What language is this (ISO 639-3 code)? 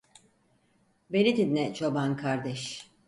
tur